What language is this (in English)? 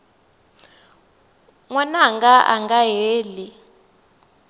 Tsonga